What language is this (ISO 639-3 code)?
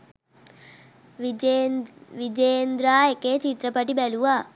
sin